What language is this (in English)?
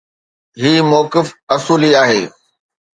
Sindhi